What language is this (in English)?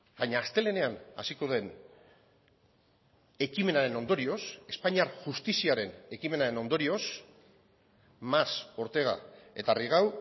Basque